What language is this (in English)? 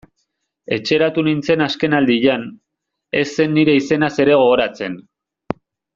Basque